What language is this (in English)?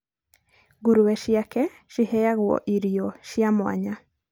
Kikuyu